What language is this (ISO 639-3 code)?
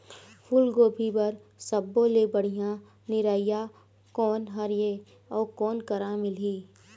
hne